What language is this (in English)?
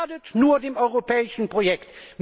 German